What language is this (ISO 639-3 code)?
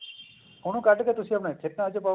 pan